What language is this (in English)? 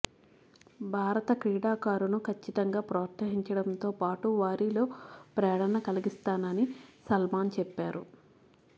Telugu